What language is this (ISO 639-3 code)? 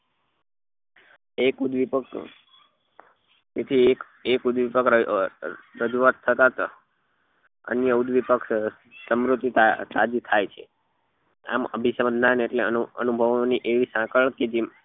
guj